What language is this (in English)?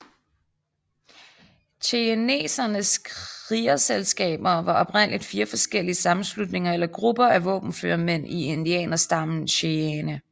Danish